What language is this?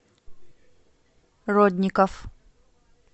Russian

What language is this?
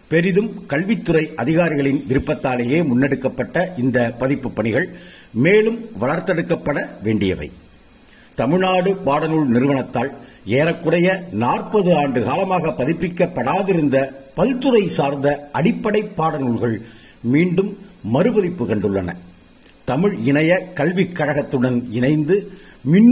Tamil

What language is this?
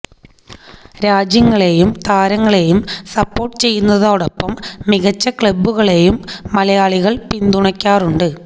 Malayalam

